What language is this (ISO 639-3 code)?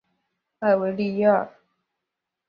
zho